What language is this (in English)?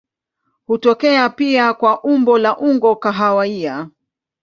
Swahili